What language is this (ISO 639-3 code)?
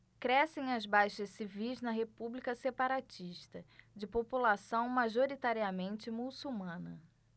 por